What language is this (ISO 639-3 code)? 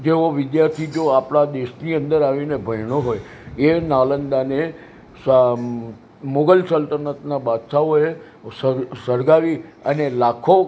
guj